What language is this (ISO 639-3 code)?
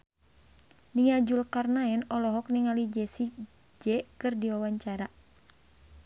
sun